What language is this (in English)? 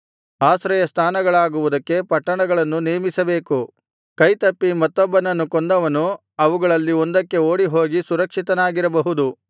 Kannada